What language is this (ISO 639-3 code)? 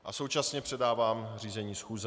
ces